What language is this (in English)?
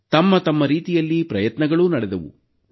Kannada